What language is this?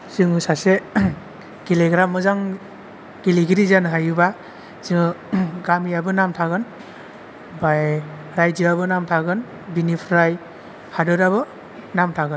Bodo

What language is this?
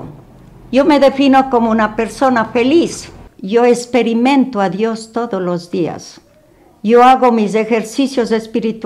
Spanish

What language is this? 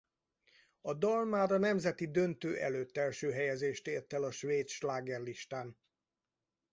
Hungarian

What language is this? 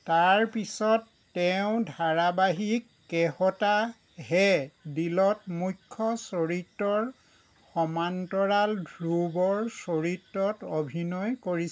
Assamese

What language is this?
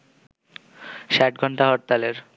Bangla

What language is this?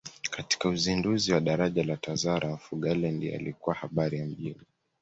Swahili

